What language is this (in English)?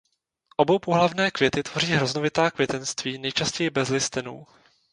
Czech